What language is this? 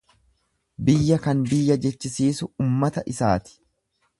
Oromo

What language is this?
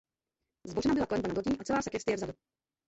Czech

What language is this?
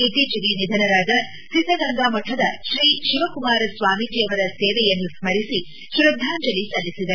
Kannada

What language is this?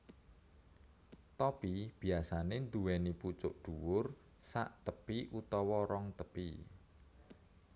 Javanese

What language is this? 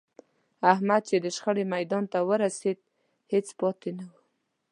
Pashto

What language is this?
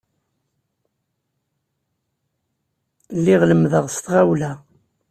Kabyle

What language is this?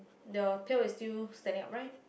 English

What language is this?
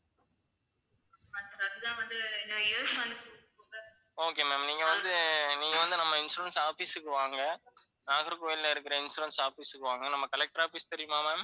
Tamil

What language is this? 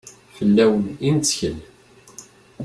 Kabyle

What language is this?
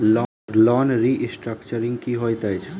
Maithili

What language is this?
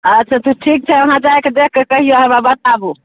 Maithili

